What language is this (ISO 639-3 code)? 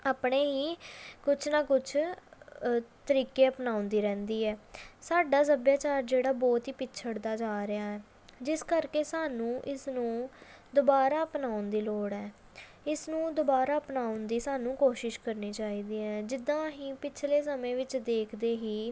pan